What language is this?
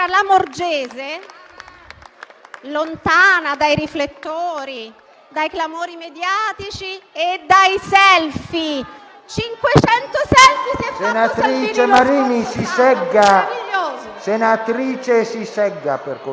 Italian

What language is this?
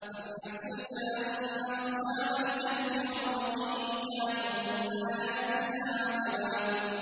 Arabic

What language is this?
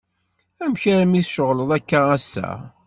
Kabyle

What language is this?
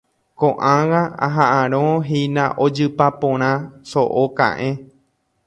Guarani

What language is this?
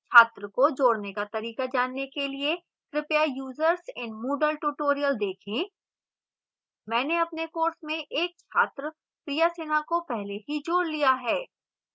Hindi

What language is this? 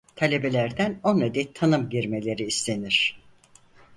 Turkish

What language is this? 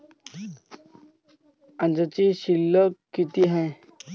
Marathi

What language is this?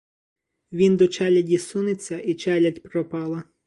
Ukrainian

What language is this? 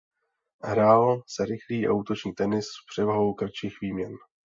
Czech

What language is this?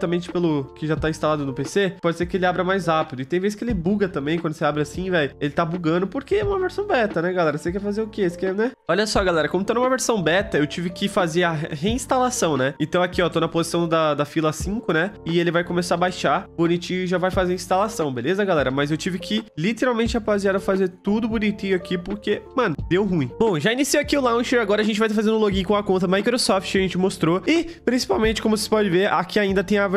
Portuguese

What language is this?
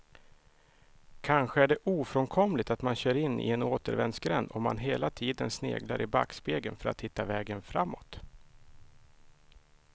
Swedish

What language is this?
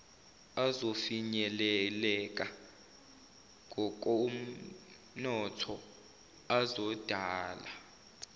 Zulu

